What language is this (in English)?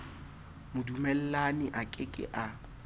Southern Sotho